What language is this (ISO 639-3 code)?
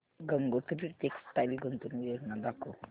mar